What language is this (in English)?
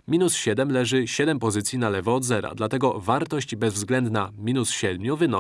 Polish